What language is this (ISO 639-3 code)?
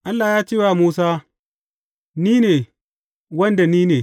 hau